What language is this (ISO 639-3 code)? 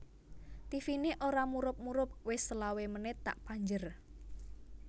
jav